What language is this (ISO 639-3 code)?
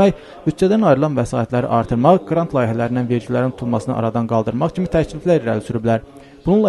tur